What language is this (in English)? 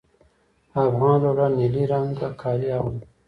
Pashto